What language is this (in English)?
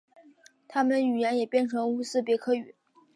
Chinese